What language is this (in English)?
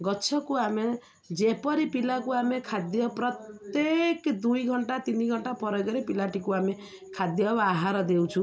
Odia